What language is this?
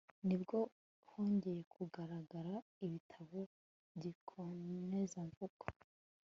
Kinyarwanda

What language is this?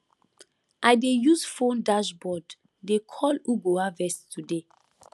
Nigerian Pidgin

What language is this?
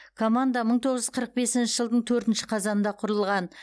Kazakh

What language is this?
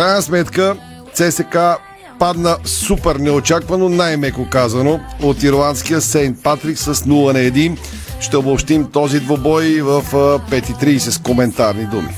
Bulgarian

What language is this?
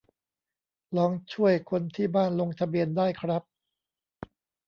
Thai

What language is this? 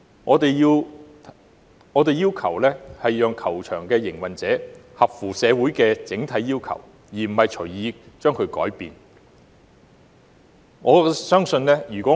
Cantonese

